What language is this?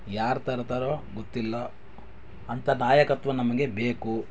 Kannada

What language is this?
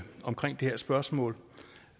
Danish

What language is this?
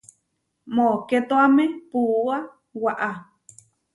Huarijio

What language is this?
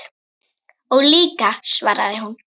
Icelandic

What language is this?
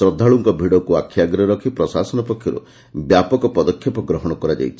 Odia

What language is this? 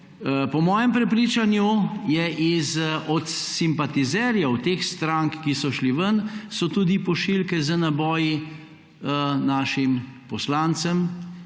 Slovenian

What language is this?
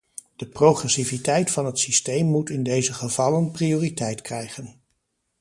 Dutch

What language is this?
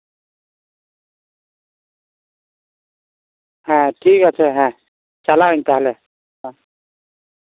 Santali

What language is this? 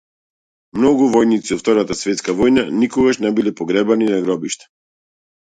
Macedonian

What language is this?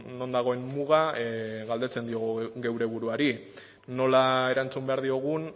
Basque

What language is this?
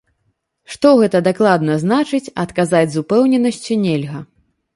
Belarusian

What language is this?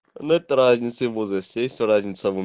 Russian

